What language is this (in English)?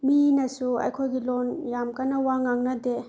Manipuri